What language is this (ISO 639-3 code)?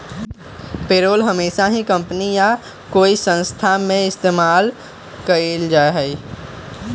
mag